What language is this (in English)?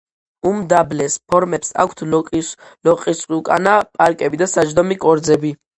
Georgian